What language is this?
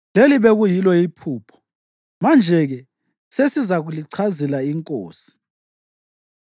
North Ndebele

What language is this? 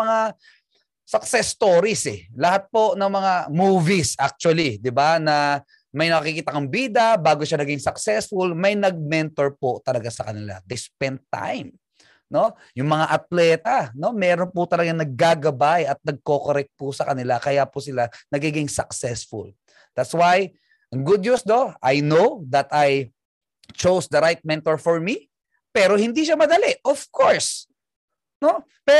Filipino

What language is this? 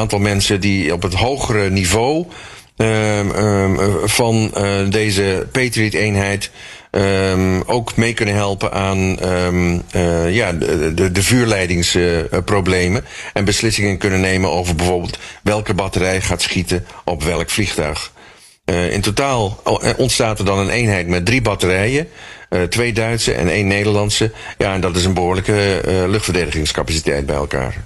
Dutch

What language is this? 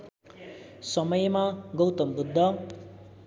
Nepali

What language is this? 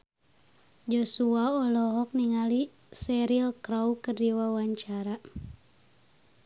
Sundanese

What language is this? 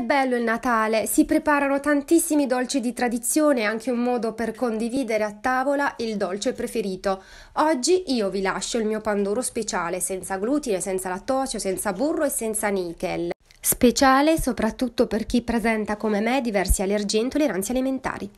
Italian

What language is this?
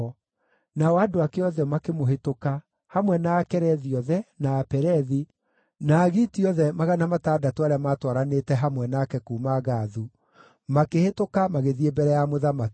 Kikuyu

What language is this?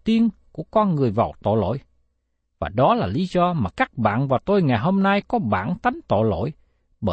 Vietnamese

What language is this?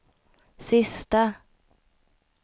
Swedish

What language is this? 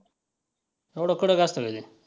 Marathi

